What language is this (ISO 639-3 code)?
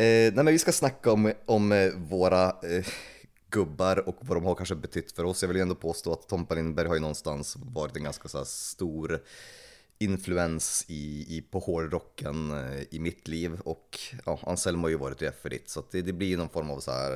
swe